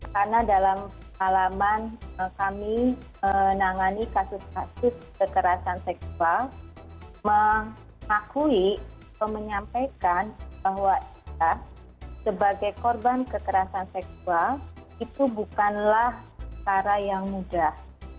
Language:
Indonesian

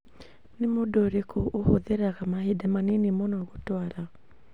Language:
Kikuyu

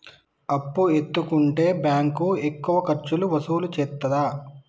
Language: Telugu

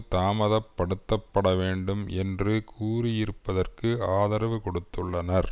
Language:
Tamil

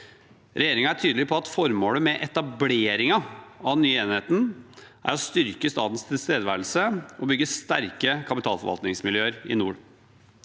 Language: Norwegian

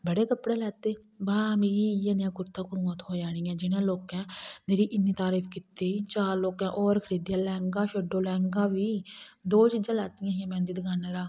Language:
Dogri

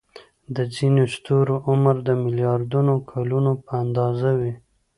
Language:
Pashto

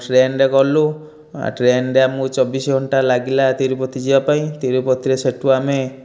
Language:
Odia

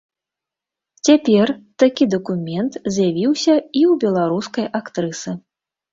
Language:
Belarusian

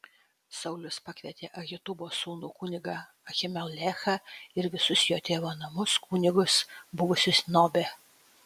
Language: Lithuanian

